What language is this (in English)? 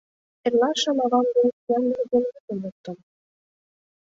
Mari